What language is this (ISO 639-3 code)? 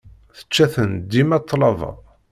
kab